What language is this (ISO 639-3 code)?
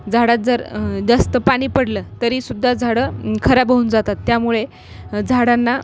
mar